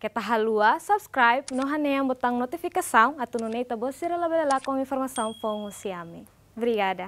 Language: Indonesian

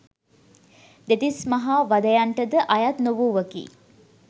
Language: Sinhala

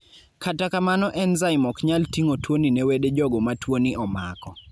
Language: Luo (Kenya and Tanzania)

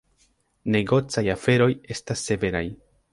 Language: Esperanto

